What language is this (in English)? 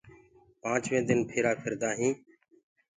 Gurgula